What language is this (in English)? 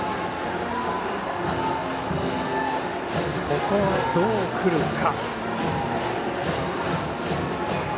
Japanese